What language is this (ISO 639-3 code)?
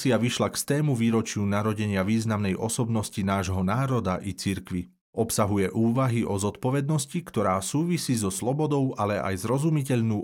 slk